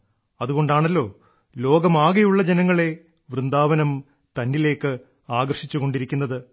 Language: Malayalam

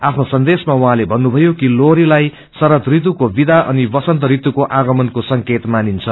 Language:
Nepali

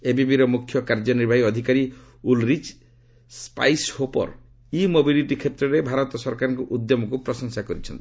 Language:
Odia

